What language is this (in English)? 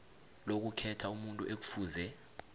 South Ndebele